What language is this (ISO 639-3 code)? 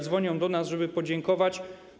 pol